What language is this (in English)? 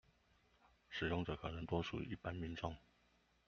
Chinese